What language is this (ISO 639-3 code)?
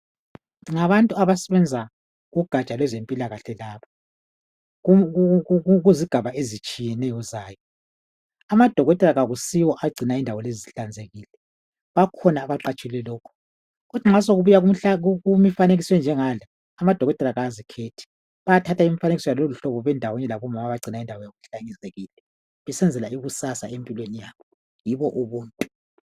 nde